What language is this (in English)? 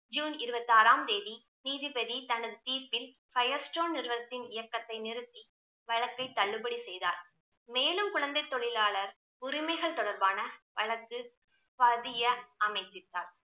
Tamil